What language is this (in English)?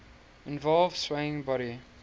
English